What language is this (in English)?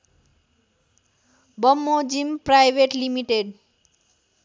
Nepali